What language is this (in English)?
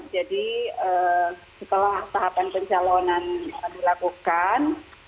Indonesian